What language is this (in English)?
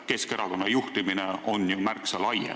Estonian